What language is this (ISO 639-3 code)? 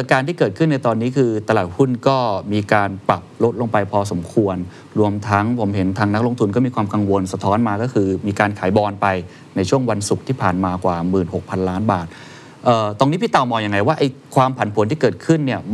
tha